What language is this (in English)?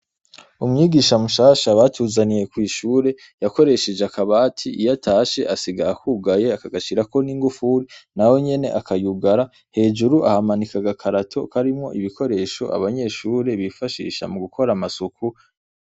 Rundi